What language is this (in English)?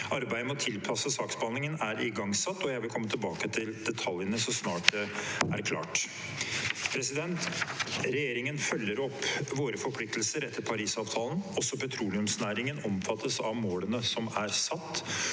Norwegian